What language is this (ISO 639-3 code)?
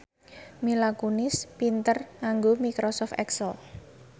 jav